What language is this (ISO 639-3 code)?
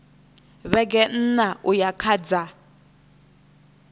ven